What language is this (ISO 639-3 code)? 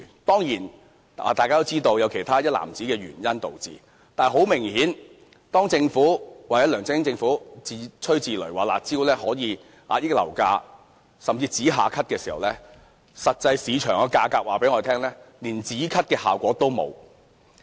yue